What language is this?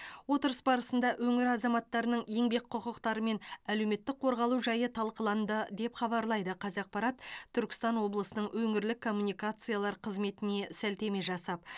Kazakh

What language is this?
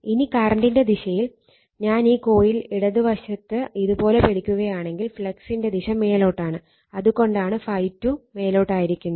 Malayalam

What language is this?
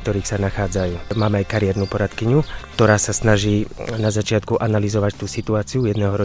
Slovak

